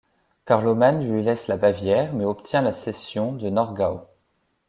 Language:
French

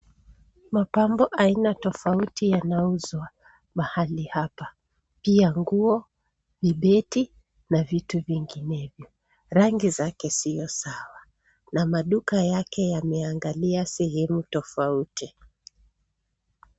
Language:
Swahili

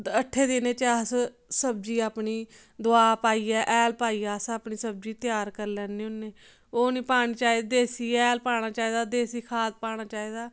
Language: Dogri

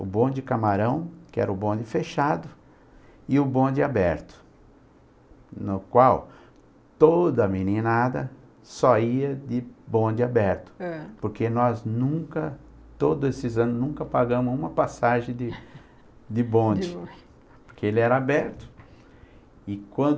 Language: Portuguese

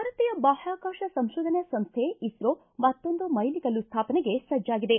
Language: Kannada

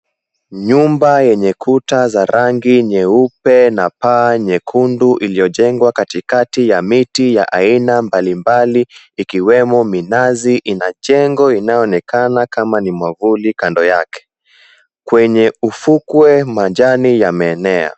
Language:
Swahili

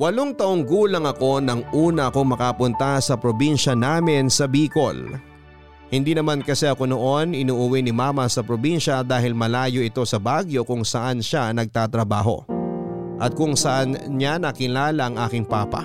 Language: Filipino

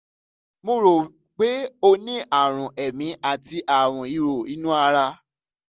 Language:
Yoruba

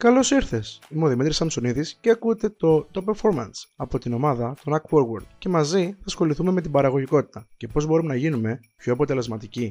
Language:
Greek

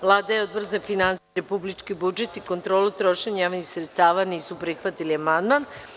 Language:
Serbian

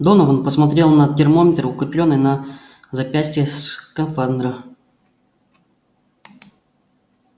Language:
Russian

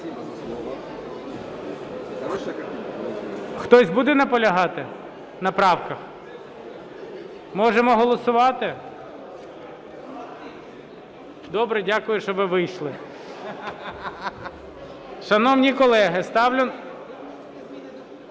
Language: Ukrainian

